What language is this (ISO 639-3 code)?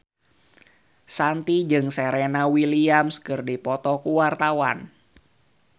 sun